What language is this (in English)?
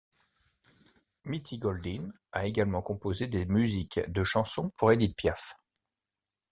French